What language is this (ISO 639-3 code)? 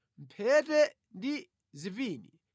nya